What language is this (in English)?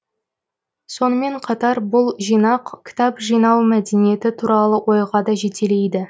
Kazakh